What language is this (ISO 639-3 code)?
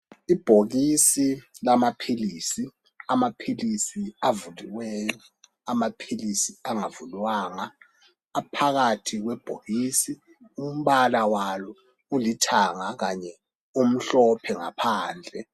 nde